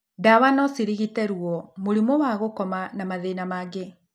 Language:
Kikuyu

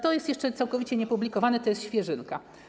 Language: Polish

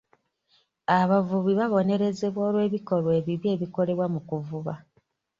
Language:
Ganda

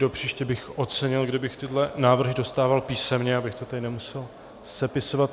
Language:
Czech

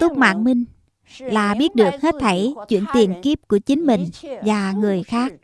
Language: Vietnamese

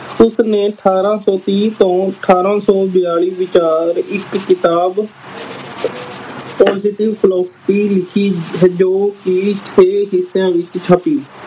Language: Punjabi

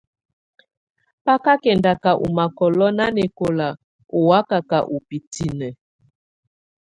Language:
Tunen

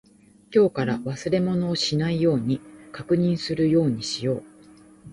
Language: Japanese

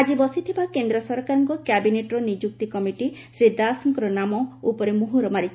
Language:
Odia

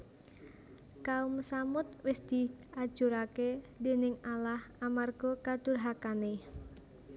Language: Javanese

